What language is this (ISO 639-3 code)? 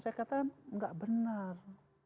ind